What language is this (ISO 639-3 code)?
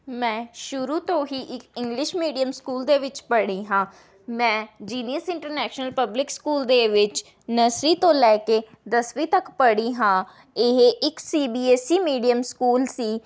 pan